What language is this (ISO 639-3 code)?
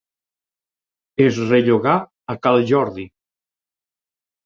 cat